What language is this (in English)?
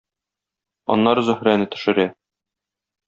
Tatar